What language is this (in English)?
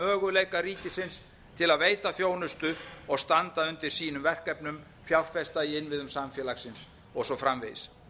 Icelandic